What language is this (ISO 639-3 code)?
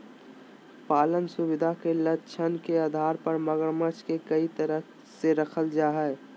mag